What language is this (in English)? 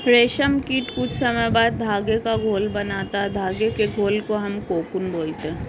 Hindi